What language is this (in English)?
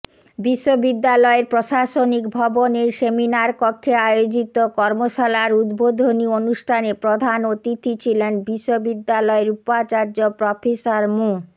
Bangla